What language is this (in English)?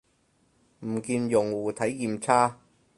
Cantonese